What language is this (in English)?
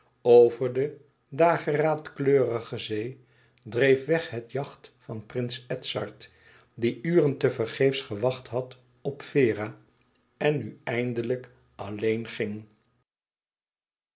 Dutch